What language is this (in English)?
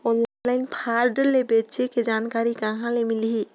Chhattisgarhi